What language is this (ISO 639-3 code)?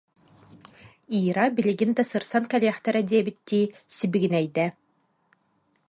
sah